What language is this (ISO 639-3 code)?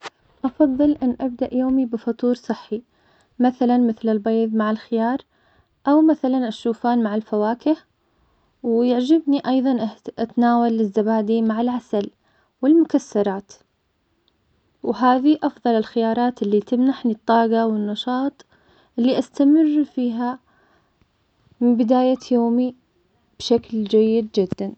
acx